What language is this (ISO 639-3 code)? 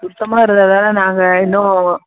tam